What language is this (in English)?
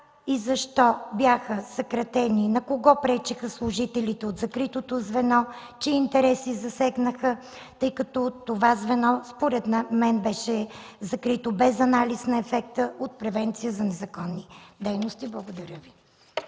Bulgarian